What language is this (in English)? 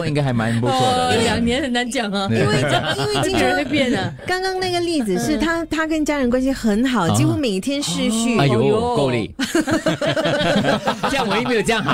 Chinese